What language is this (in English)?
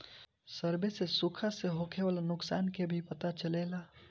Bhojpuri